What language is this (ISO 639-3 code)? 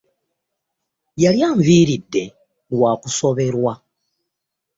lug